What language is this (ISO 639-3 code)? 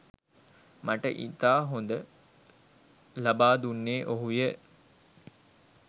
sin